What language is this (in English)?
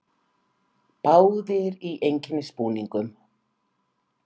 Icelandic